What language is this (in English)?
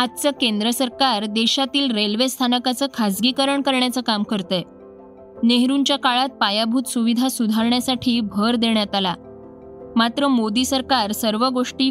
Marathi